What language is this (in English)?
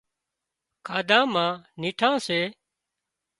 Wadiyara Koli